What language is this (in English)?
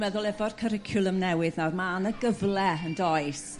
Welsh